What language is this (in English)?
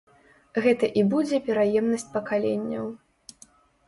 Belarusian